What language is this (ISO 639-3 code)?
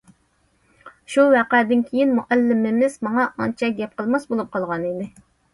uig